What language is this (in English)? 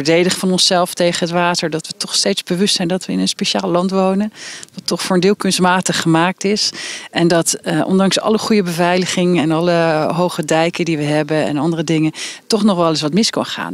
Dutch